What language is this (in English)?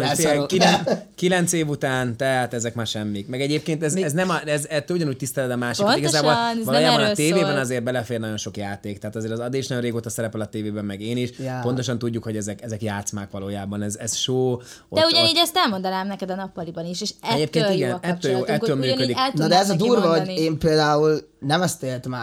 Hungarian